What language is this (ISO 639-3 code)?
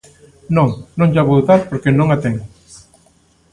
glg